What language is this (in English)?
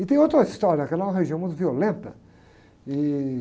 Portuguese